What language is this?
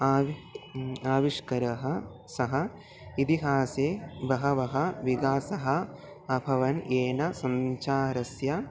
Sanskrit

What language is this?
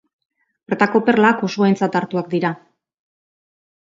Basque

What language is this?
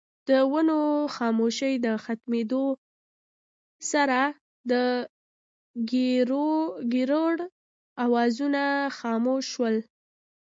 Pashto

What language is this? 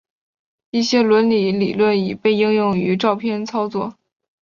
Chinese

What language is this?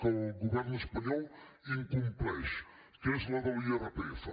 Catalan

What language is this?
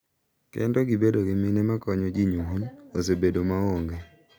Luo (Kenya and Tanzania)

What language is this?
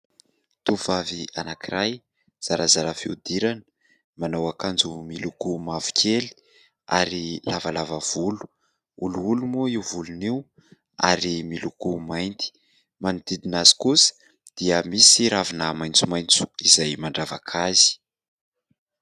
Malagasy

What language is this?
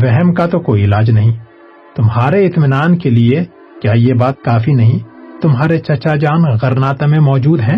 Urdu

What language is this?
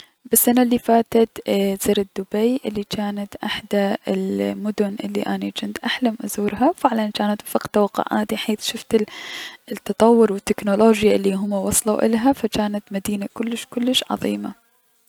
Mesopotamian Arabic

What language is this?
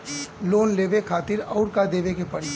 Bhojpuri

